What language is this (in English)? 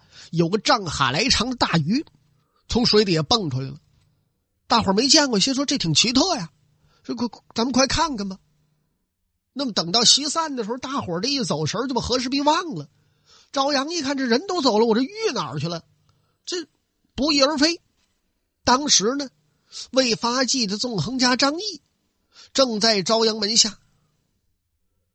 Chinese